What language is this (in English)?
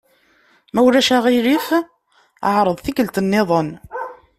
Kabyle